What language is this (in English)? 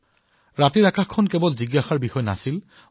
Assamese